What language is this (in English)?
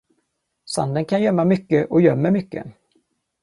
Swedish